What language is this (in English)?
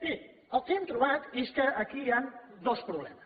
Catalan